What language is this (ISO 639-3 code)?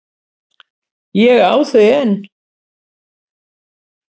isl